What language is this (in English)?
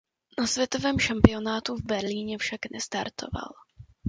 Czech